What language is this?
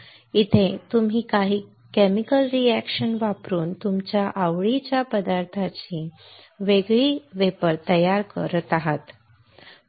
Marathi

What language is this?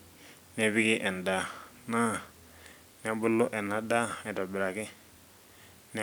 Masai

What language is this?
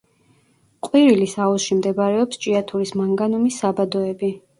Georgian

